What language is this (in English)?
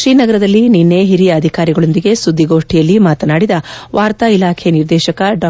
Kannada